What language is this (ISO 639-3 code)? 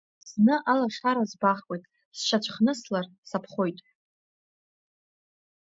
abk